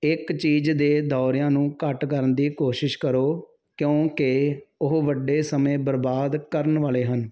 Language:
Punjabi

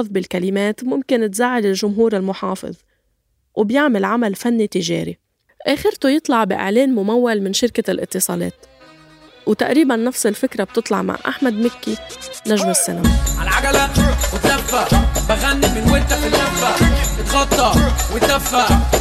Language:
Arabic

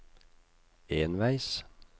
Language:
Norwegian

